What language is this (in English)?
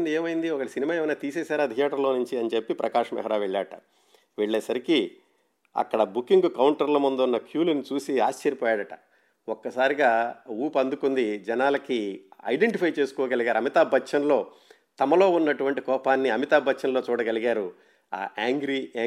Telugu